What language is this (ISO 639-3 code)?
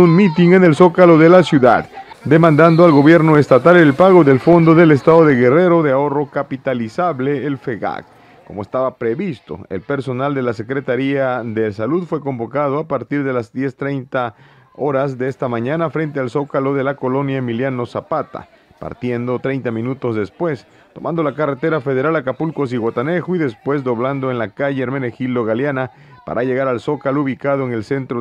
spa